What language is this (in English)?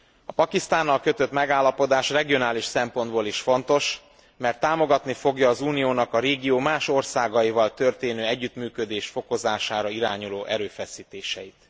Hungarian